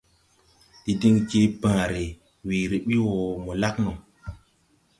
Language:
Tupuri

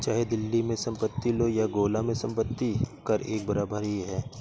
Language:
Hindi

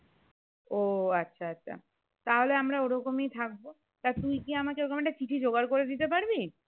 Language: Bangla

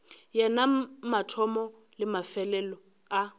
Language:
Northern Sotho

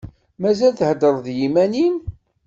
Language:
Kabyle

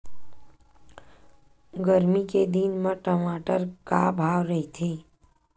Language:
Chhattisgarhi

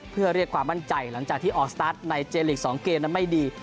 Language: Thai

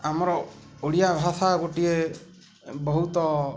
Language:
Odia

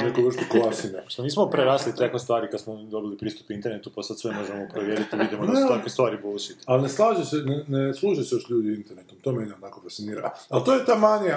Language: Croatian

